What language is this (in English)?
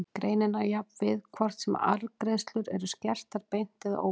Icelandic